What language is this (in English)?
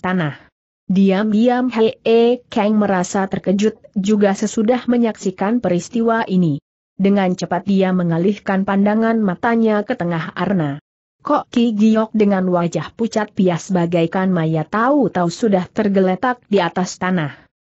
Indonesian